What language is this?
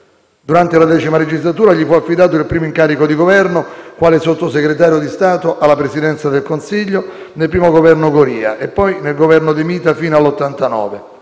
Italian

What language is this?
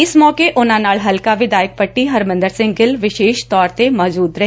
Punjabi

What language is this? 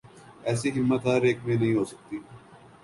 Urdu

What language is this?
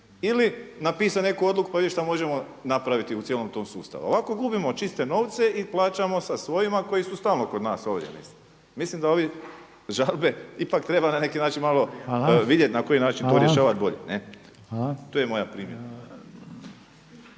Croatian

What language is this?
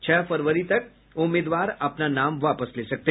Hindi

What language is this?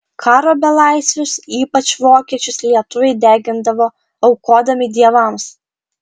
Lithuanian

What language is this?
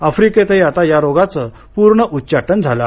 Marathi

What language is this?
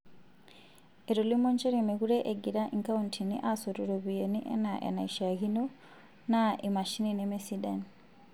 Masai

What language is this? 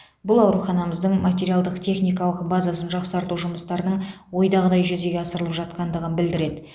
Kazakh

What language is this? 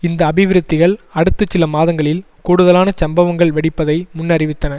Tamil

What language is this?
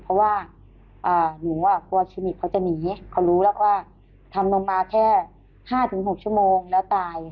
Thai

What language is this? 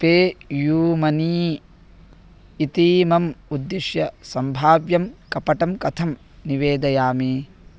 Sanskrit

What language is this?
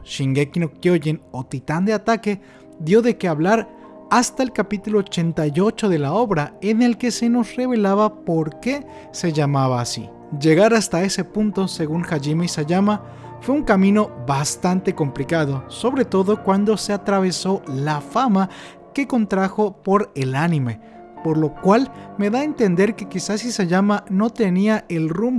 Spanish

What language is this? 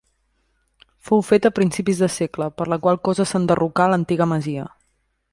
Catalan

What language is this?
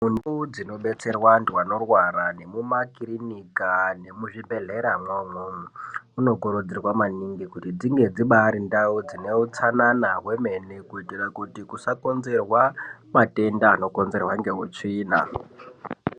Ndau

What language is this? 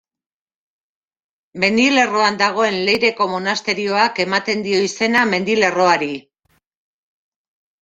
Basque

